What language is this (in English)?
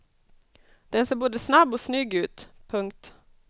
Swedish